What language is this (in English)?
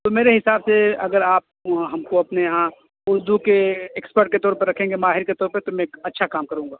Urdu